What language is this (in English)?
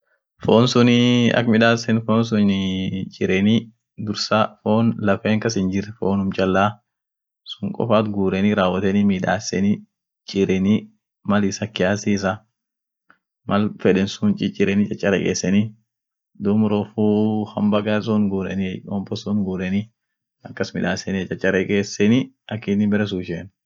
Orma